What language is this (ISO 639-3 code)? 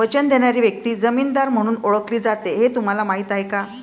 mar